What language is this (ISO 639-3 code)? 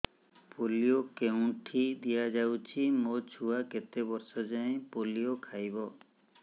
ori